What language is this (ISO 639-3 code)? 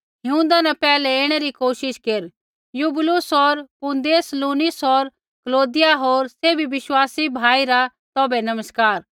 kfx